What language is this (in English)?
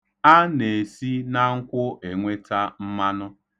Igbo